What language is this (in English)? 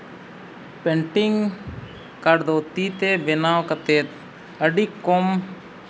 Santali